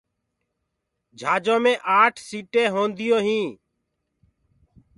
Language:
Gurgula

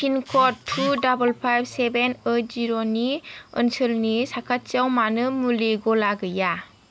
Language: Bodo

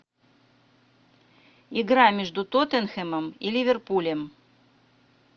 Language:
Russian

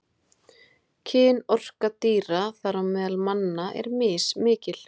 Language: Icelandic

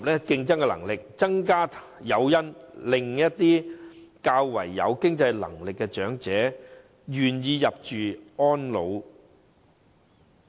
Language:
Cantonese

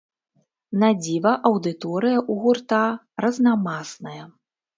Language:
Belarusian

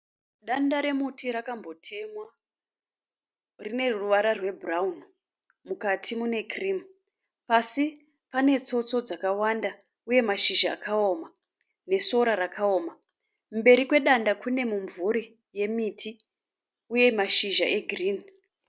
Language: Shona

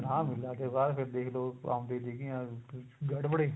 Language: Punjabi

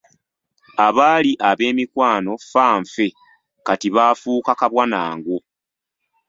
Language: Ganda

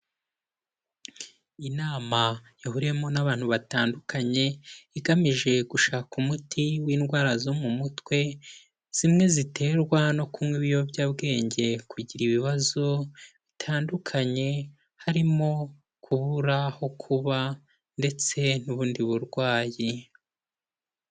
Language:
Kinyarwanda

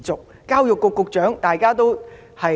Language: Cantonese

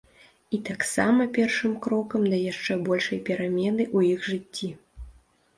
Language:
Belarusian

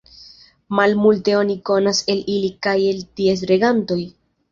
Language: Esperanto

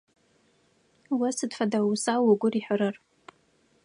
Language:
Adyghe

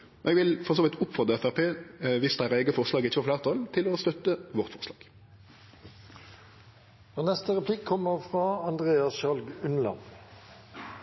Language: Norwegian Nynorsk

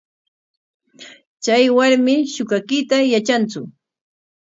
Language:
Corongo Ancash Quechua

